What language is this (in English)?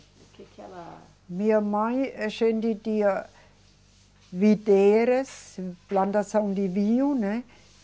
Portuguese